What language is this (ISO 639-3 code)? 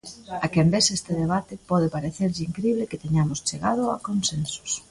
glg